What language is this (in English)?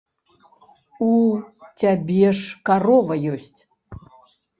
Belarusian